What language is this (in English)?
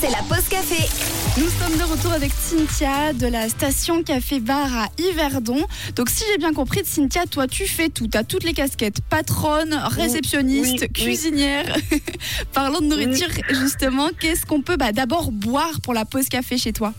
French